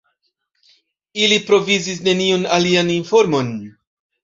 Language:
Esperanto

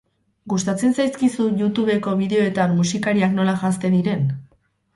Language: Basque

